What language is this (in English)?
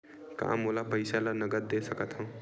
Chhattisgarhi